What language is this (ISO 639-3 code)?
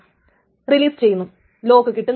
mal